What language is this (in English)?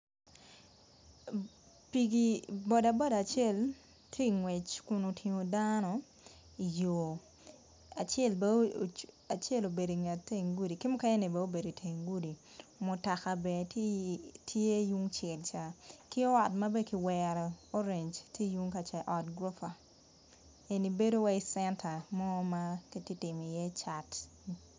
Acoli